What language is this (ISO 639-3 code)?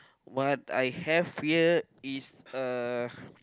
eng